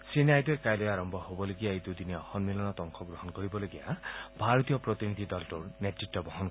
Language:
Assamese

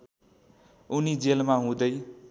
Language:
Nepali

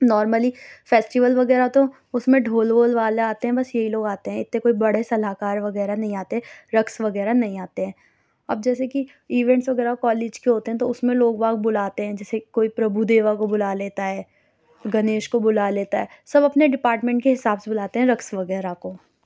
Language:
Urdu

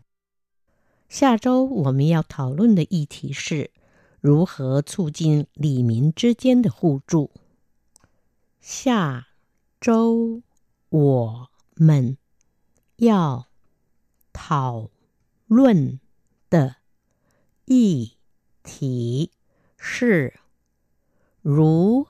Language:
Vietnamese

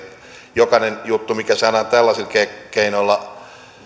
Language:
Finnish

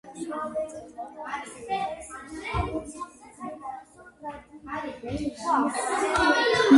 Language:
Georgian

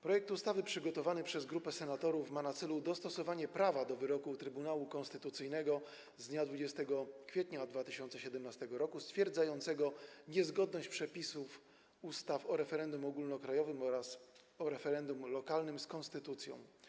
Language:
Polish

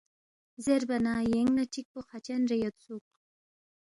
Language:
Balti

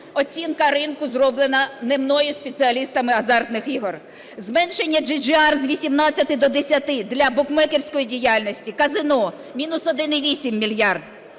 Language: Ukrainian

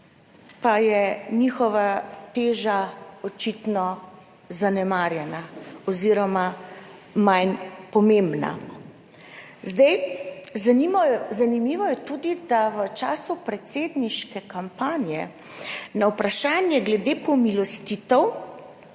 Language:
Slovenian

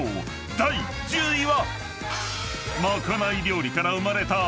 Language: Japanese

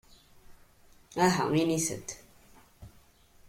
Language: Kabyle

